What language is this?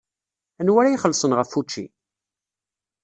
Kabyle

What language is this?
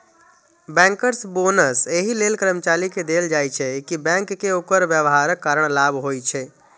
Maithili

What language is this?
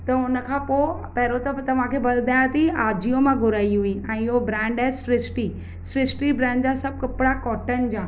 Sindhi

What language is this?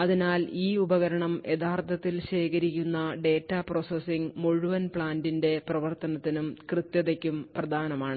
Malayalam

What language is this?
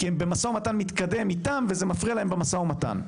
Hebrew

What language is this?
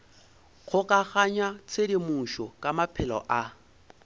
Northern Sotho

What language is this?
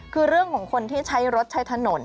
Thai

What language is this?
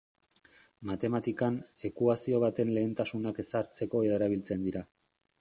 Basque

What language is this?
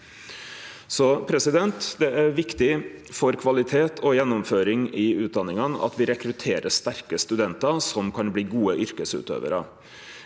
Norwegian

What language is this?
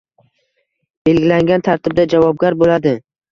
Uzbek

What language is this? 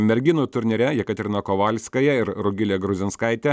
Lithuanian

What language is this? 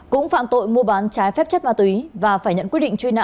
Vietnamese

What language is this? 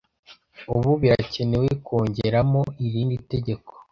Kinyarwanda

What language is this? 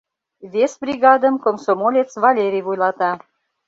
Mari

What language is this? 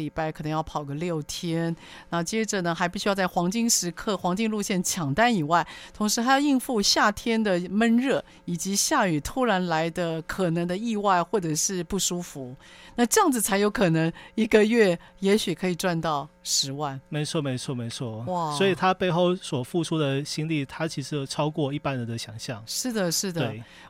Chinese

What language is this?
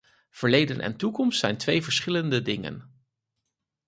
Dutch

